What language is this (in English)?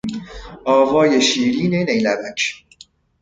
Persian